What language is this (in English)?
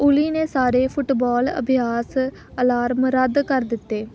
Punjabi